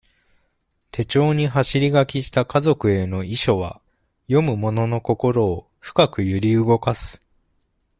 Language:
Japanese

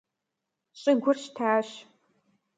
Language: Kabardian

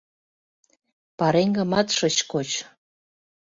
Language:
Mari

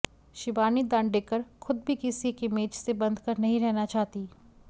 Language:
Hindi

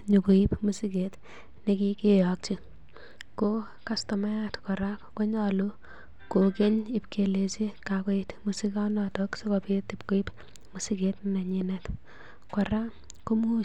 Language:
Kalenjin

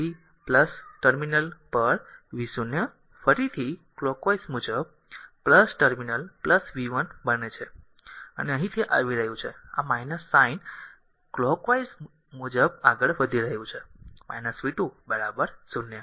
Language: Gujarati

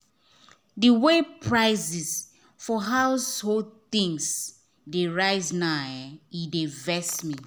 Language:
Nigerian Pidgin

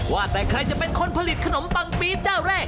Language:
Thai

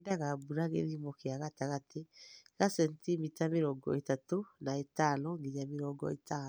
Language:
Kikuyu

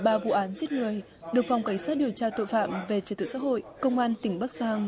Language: Vietnamese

